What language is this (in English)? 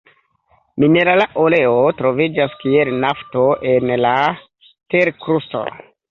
Esperanto